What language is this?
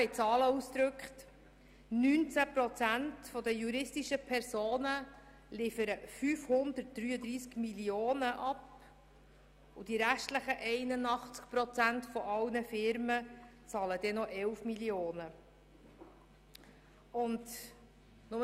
Swiss German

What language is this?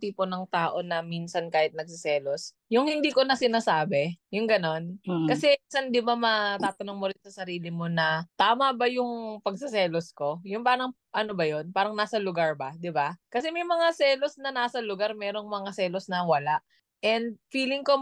Filipino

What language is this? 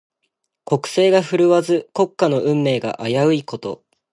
Japanese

